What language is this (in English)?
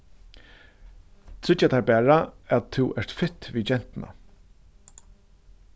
Faroese